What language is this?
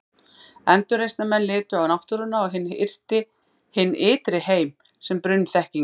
Icelandic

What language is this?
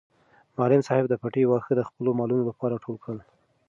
Pashto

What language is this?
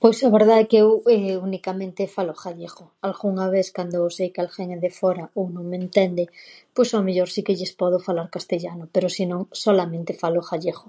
Galician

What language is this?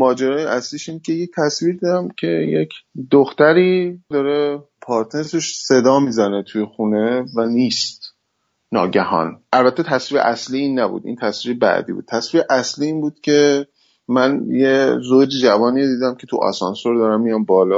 Persian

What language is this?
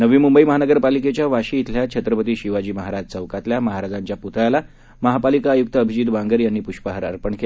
Marathi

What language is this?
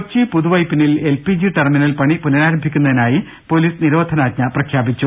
Malayalam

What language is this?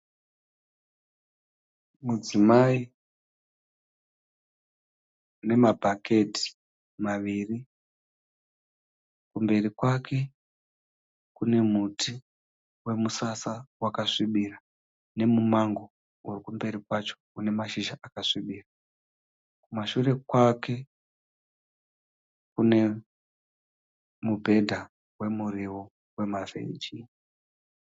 Shona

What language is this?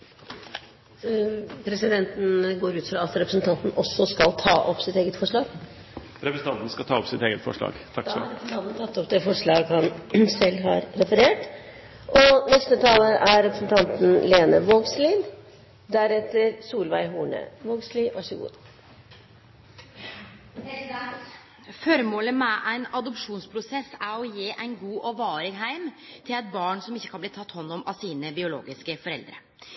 Norwegian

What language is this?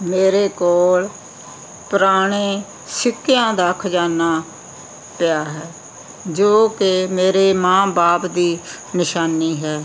Punjabi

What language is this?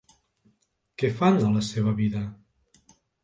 Catalan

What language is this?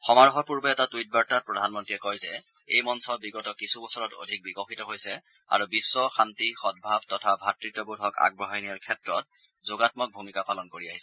Assamese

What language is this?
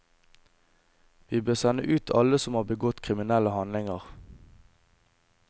Norwegian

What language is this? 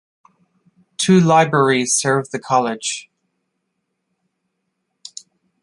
English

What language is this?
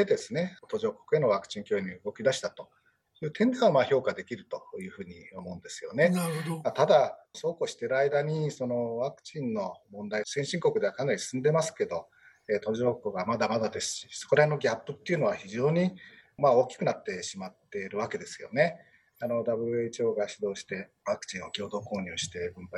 Japanese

